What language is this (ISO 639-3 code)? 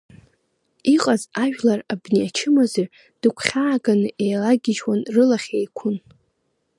abk